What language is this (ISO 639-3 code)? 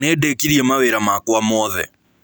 kik